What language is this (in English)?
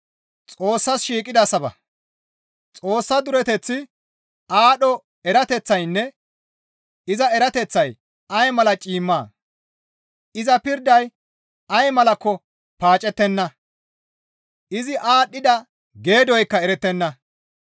Gamo